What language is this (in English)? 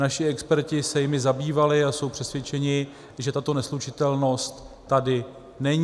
Czech